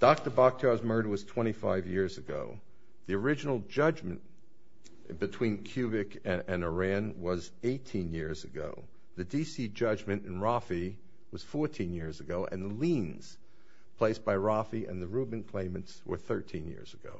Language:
English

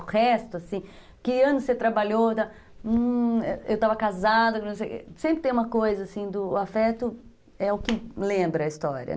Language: Portuguese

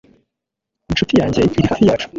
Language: Kinyarwanda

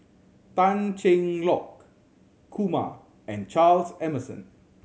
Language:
English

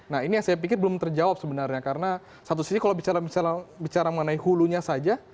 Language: Indonesian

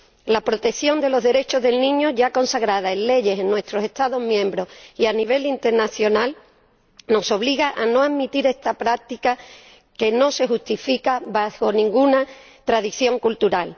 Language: Spanish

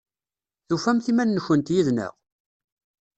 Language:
Kabyle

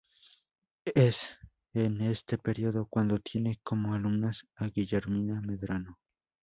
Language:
Spanish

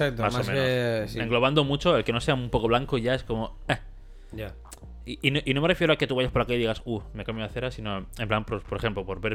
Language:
Spanish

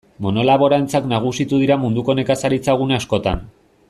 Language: Basque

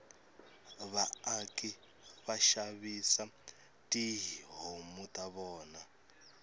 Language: Tsonga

